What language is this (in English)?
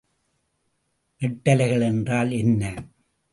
Tamil